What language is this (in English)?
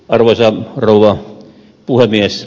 Finnish